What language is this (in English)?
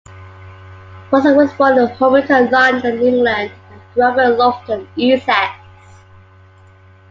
English